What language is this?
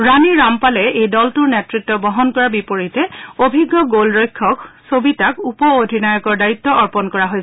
Assamese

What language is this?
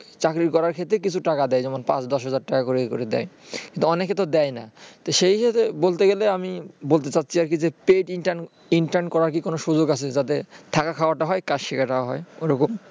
Bangla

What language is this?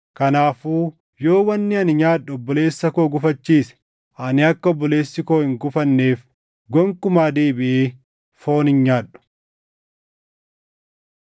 Oromo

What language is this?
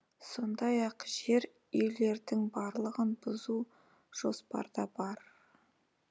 Kazakh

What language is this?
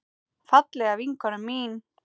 Icelandic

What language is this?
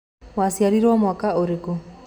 Kikuyu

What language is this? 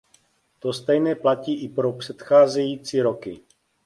Czech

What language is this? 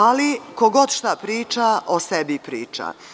Serbian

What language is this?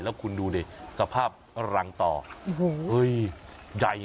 Thai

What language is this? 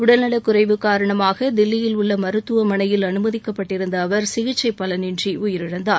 Tamil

